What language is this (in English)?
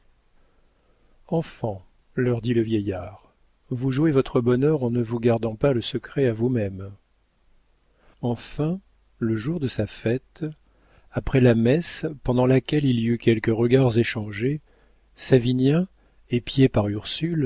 French